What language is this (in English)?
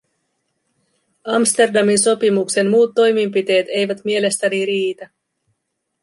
Finnish